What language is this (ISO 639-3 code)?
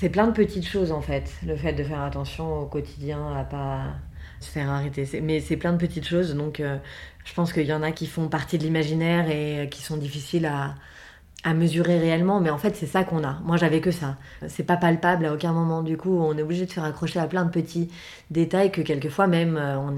fra